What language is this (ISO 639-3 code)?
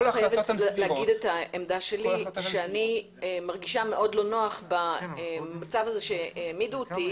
heb